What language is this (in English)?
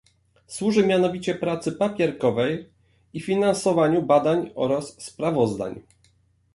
Polish